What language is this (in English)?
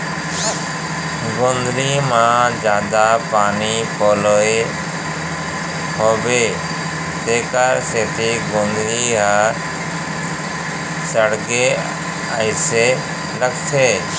Chhattisgarhi